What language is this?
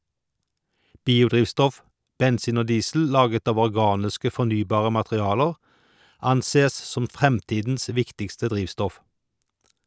Norwegian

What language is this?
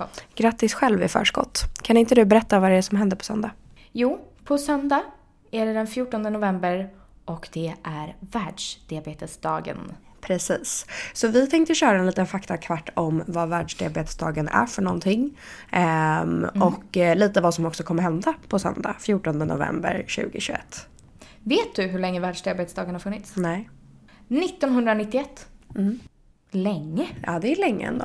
Swedish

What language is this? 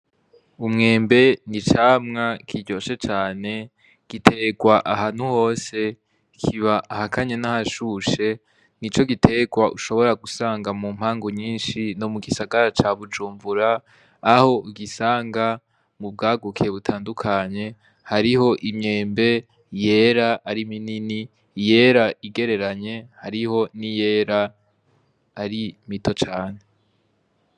Rundi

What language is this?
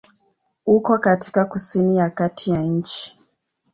Swahili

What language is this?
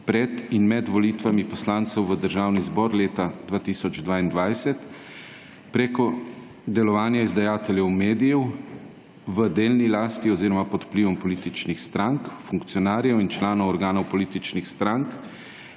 Slovenian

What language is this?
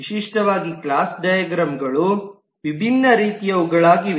Kannada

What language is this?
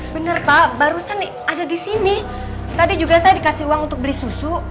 Indonesian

